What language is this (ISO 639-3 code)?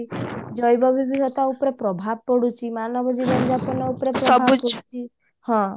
ori